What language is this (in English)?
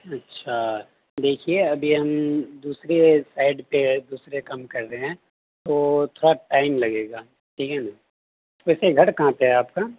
Urdu